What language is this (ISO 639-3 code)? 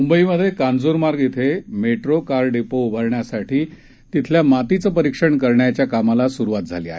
mar